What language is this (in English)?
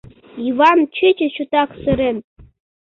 Mari